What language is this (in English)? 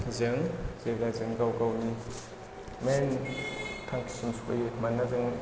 Bodo